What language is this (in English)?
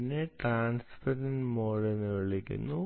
Malayalam